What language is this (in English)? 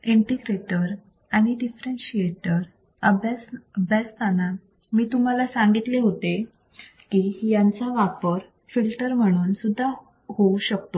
Marathi